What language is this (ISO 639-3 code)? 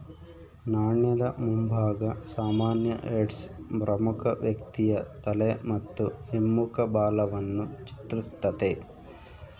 kan